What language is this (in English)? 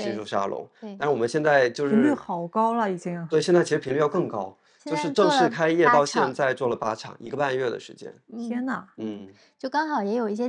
Chinese